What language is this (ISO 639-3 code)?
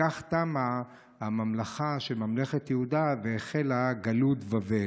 heb